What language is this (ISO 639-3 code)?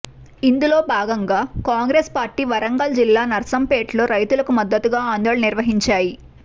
tel